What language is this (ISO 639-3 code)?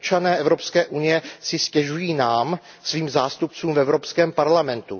ces